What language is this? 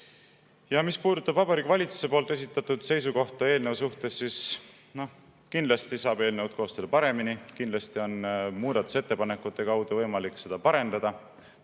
Estonian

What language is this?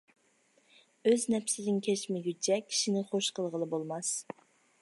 Uyghur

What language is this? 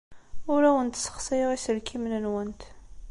Kabyle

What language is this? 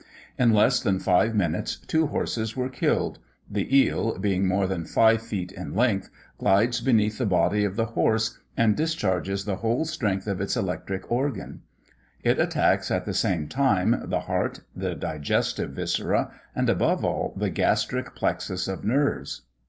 English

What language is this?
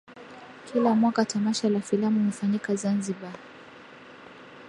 Swahili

